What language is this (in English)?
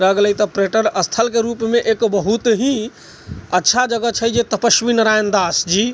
Maithili